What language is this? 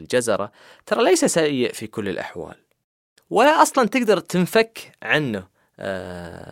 Arabic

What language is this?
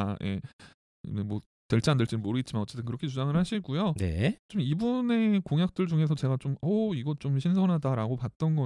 Korean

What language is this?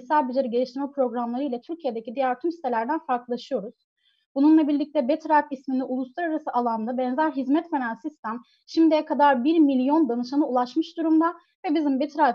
Turkish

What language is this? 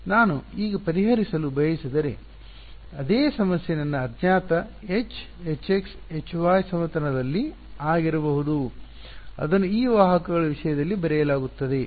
Kannada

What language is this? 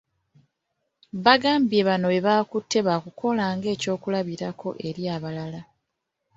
Ganda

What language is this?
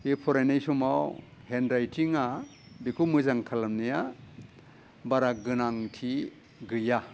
Bodo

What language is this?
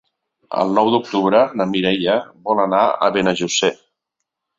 Catalan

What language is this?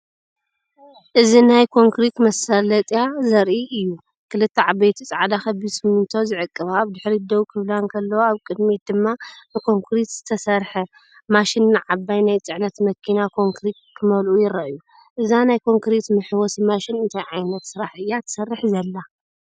Tigrinya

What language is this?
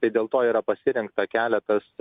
Lithuanian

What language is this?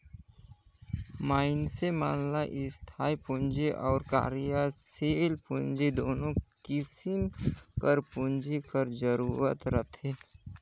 Chhattisgarhi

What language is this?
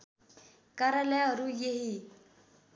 Nepali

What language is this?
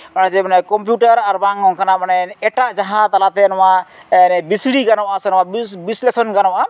Santali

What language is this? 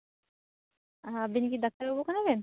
Santali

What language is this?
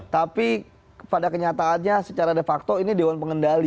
Indonesian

